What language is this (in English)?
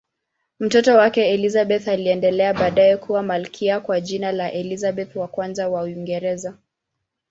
Swahili